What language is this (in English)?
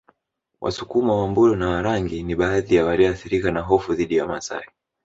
Swahili